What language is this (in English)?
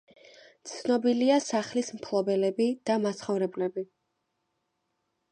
Georgian